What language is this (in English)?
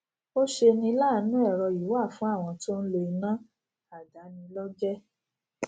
Yoruba